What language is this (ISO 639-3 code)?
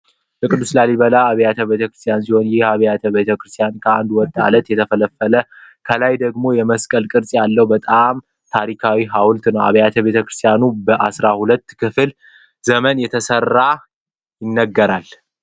amh